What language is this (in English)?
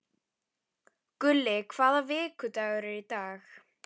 Icelandic